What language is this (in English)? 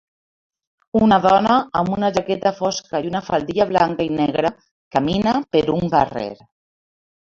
Catalan